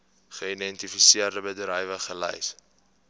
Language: Afrikaans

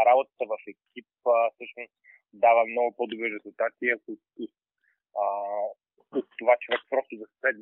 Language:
Bulgarian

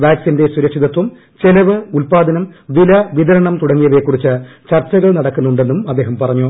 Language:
Malayalam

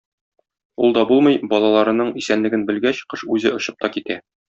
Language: Tatar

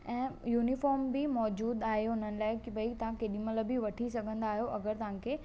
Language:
Sindhi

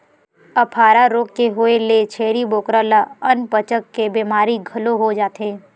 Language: Chhattisgarhi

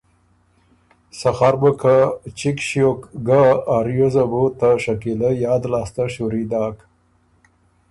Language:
Ormuri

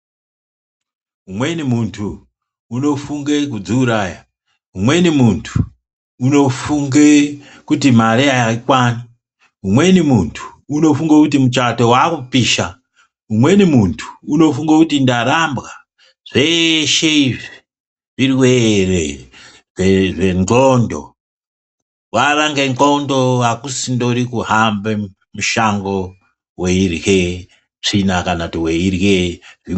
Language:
Ndau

